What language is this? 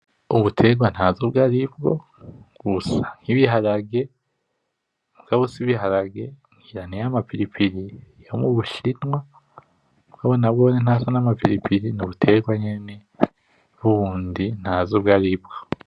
Rundi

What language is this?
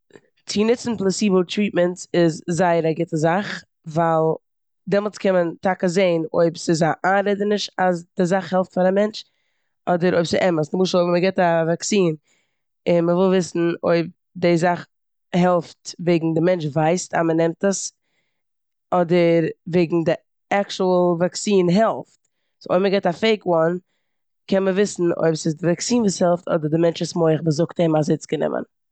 Yiddish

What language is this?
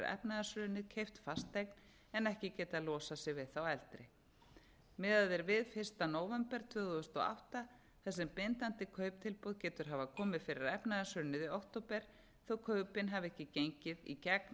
Icelandic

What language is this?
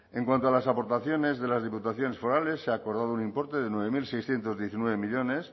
Spanish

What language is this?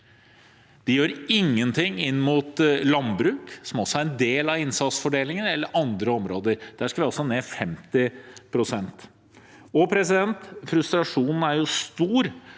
Norwegian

